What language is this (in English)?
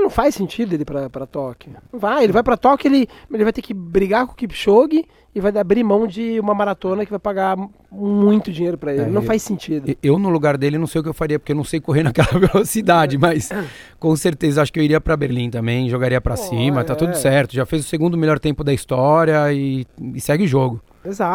Portuguese